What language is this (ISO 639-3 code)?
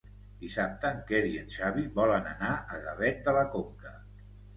cat